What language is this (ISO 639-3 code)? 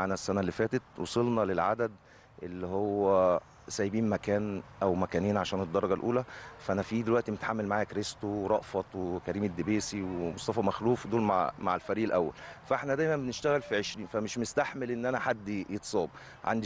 ara